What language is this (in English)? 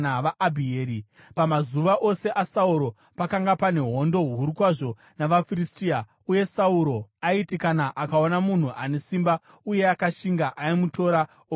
Shona